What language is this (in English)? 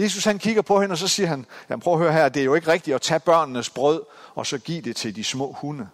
Danish